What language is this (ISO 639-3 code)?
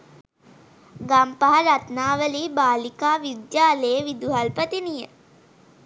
sin